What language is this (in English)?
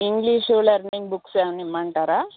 Telugu